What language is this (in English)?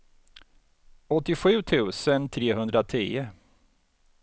Swedish